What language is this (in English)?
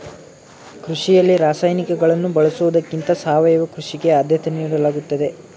Kannada